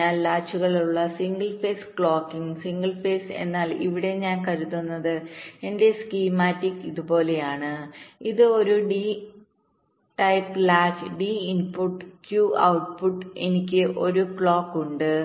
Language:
Malayalam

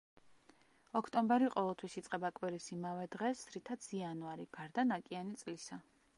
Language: Georgian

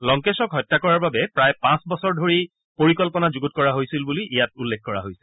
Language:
Assamese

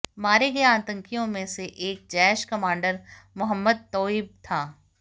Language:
Hindi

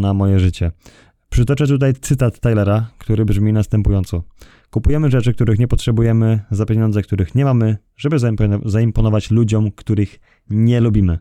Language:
Polish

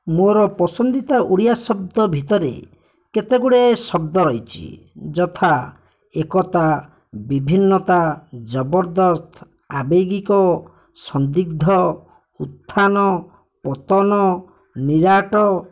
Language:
Odia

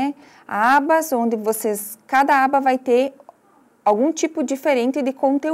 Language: Portuguese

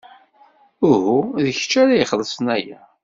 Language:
Kabyle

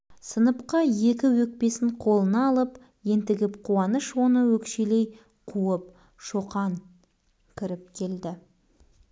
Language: Kazakh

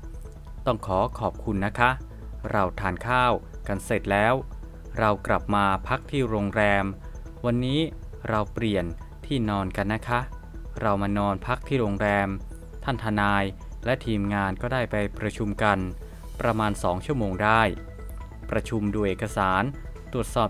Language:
Thai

